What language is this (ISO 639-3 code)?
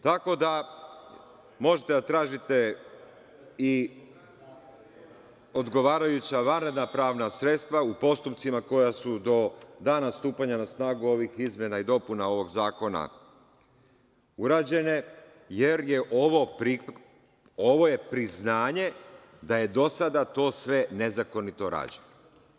srp